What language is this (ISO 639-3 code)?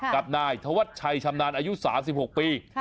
tha